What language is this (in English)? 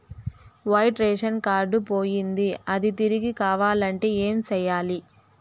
Telugu